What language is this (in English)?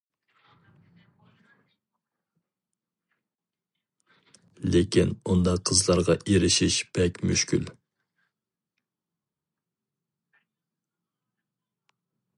Uyghur